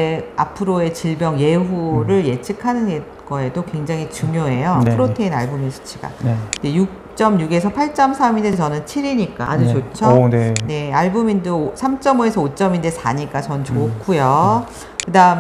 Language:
Korean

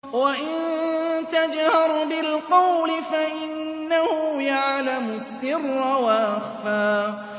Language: Arabic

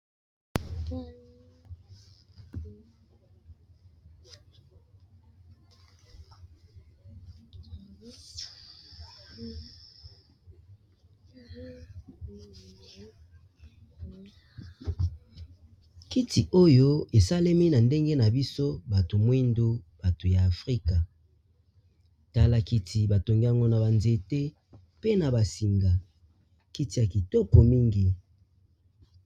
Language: Lingala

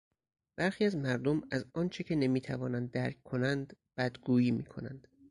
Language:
Persian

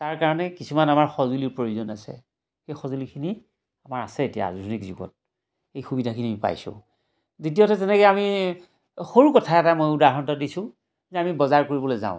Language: Assamese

